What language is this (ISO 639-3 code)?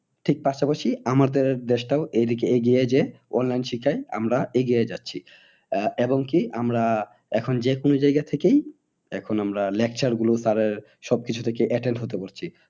ben